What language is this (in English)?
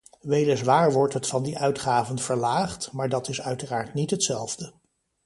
Dutch